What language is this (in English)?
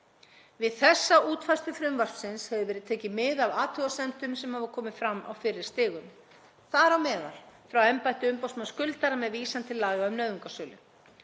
Icelandic